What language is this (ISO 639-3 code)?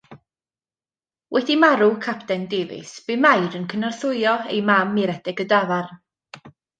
cym